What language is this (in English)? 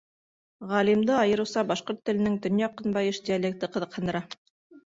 Bashkir